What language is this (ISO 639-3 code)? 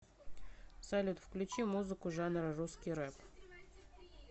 rus